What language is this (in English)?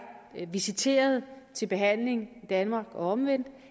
Danish